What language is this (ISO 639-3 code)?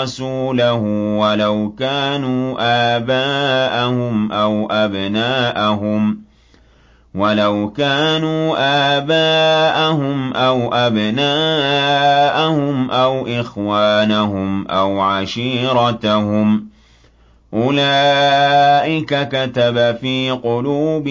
ara